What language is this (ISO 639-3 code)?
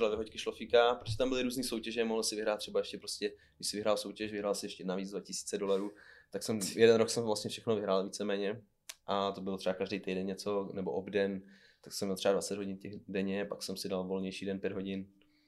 ces